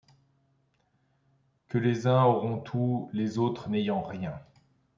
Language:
French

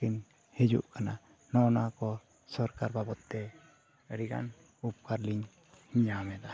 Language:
Santali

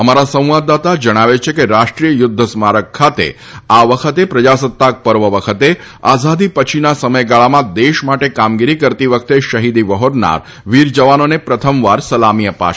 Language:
Gujarati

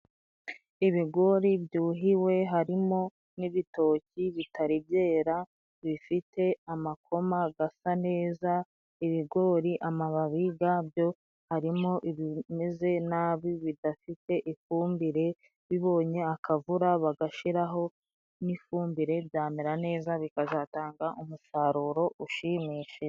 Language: Kinyarwanda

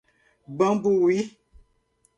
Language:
Portuguese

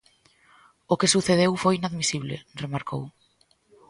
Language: Galician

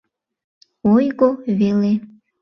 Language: Mari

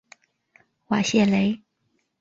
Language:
Chinese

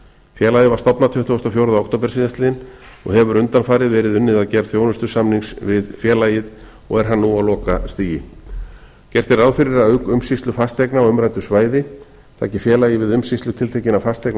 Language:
Icelandic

